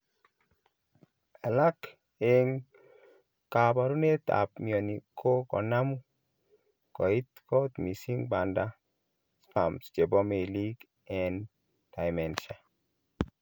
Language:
Kalenjin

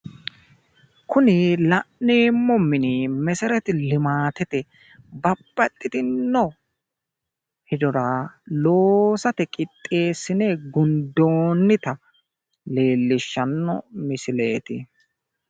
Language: Sidamo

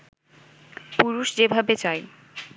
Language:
Bangla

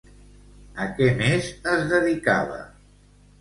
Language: Catalan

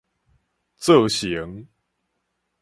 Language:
Min Nan Chinese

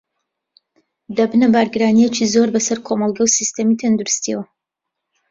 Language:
Central Kurdish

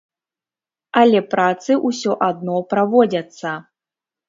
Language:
Belarusian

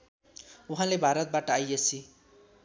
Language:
Nepali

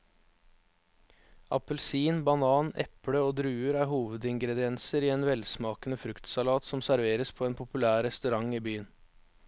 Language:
Norwegian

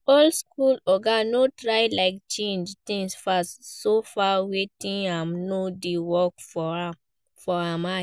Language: Nigerian Pidgin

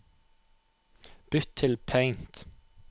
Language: Norwegian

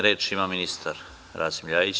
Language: Serbian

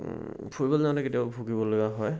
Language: Assamese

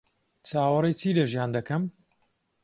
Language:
Central Kurdish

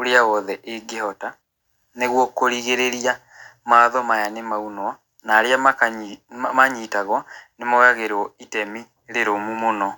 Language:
Kikuyu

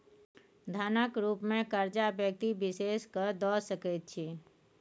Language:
Maithili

